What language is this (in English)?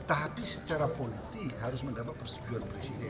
Indonesian